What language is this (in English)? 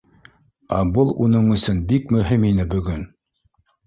Bashkir